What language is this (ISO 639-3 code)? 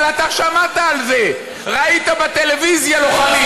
heb